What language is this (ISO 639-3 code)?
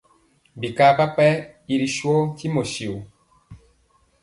mcx